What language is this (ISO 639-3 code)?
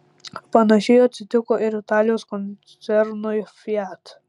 lit